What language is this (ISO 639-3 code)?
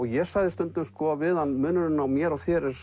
isl